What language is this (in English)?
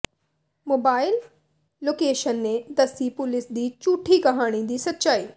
Punjabi